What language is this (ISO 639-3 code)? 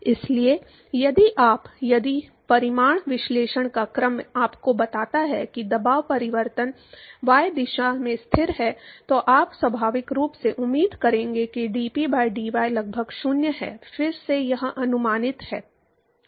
hin